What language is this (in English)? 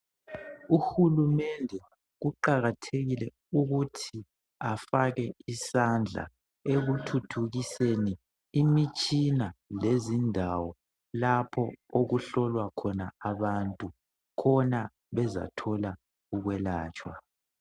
North Ndebele